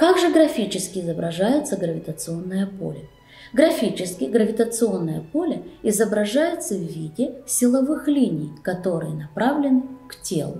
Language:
Russian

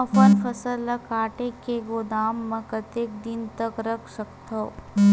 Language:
Chhattisgarhi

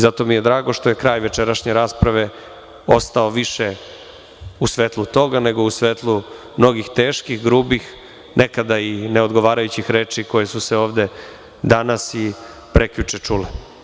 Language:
Serbian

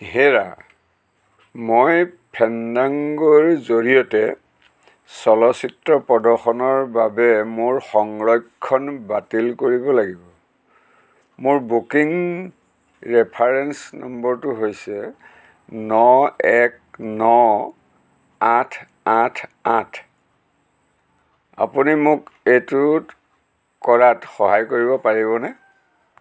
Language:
Assamese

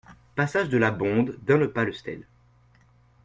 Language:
French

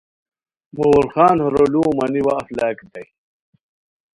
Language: Khowar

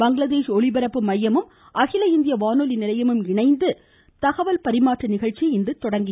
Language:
Tamil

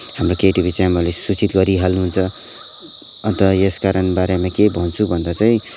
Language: Nepali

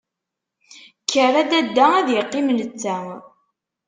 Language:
Kabyle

